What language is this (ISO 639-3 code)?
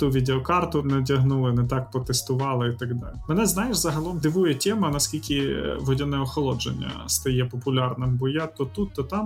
ukr